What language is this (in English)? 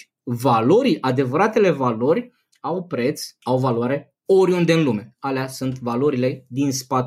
Romanian